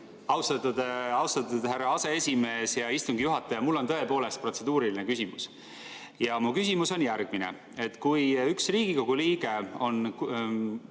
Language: Estonian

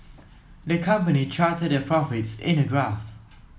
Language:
English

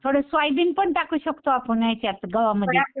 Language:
Marathi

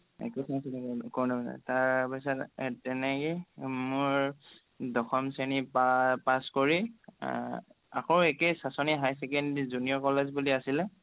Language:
Assamese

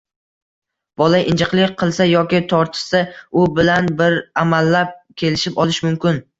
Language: Uzbek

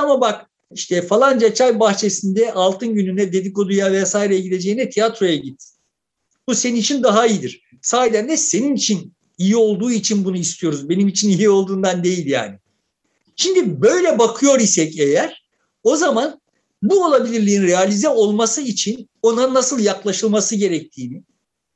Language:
Turkish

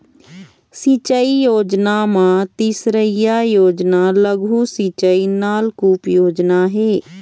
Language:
Chhattisgarhi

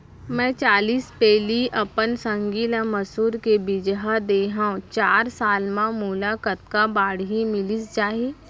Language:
Chhattisgarhi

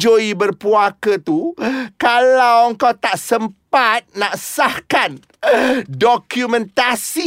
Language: Malay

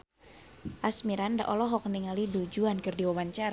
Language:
Sundanese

